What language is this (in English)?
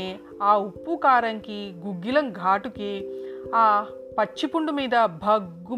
Telugu